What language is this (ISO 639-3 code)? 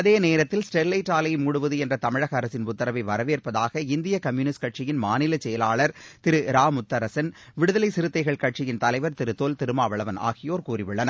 tam